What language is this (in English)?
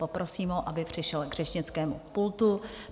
Czech